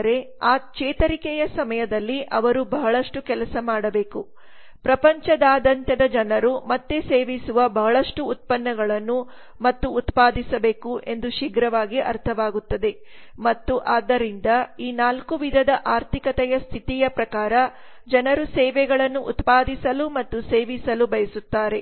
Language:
Kannada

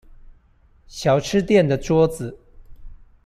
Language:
Chinese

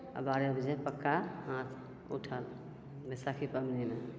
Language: Maithili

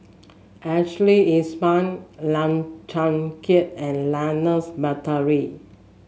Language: English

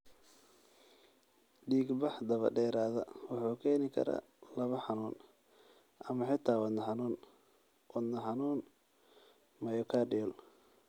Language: Somali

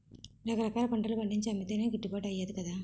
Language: Telugu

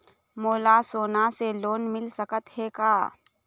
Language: Chhattisgarhi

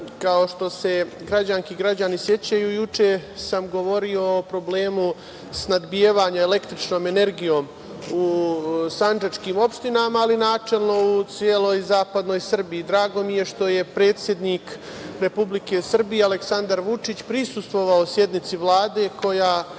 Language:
Serbian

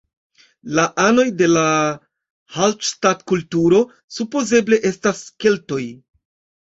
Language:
Esperanto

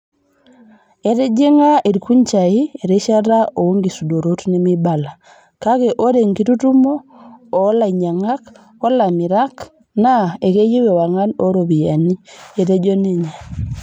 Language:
Masai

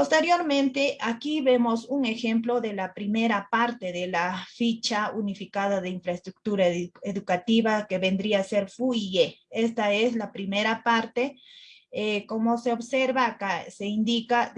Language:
Spanish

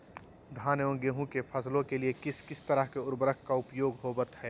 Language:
Magahi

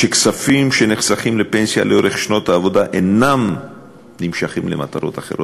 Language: Hebrew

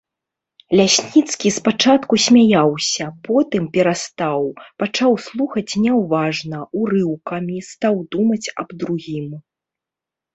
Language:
Belarusian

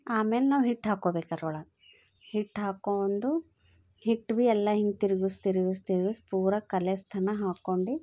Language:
Kannada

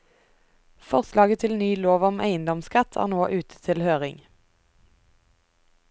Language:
Norwegian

